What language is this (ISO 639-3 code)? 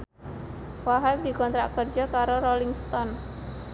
jav